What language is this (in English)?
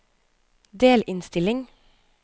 Norwegian